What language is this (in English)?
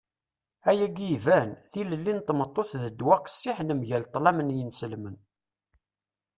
Kabyle